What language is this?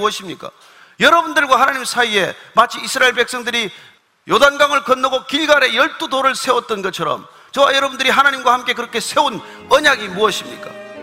Korean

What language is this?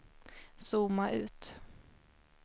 Swedish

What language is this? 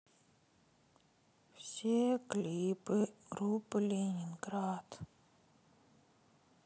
Russian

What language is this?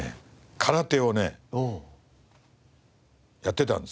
Japanese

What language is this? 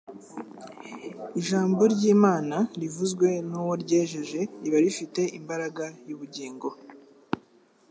Kinyarwanda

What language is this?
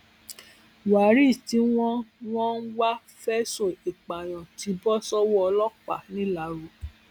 Yoruba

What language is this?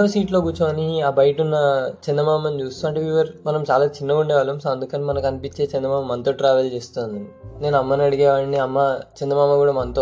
Telugu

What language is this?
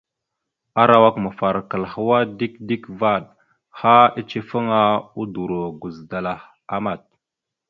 Mada (Cameroon)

